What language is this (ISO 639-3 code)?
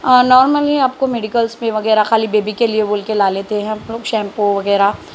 urd